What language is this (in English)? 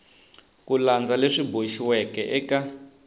Tsonga